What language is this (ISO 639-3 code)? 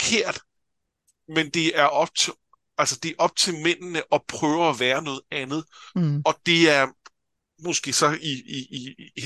dan